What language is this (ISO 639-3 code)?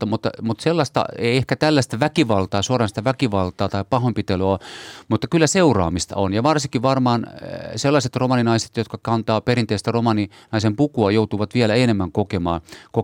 fin